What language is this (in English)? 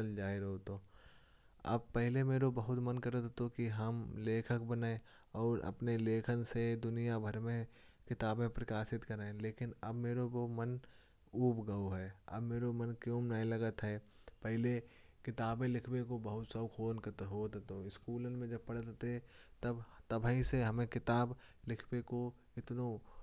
Kanauji